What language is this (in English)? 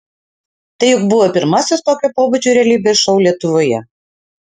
Lithuanian